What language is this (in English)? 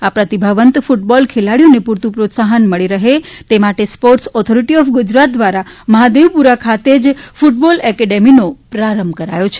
Gujarati